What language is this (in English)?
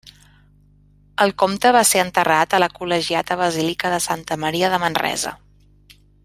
Catalan